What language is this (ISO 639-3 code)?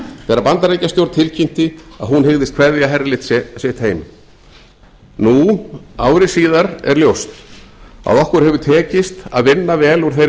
isl